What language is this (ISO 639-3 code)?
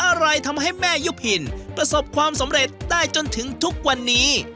tha